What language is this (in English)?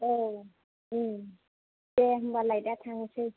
Bodo